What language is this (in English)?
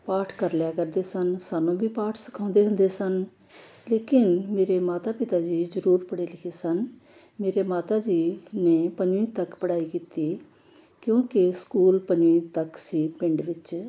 Punjabi